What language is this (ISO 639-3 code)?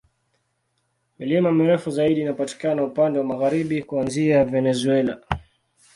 swa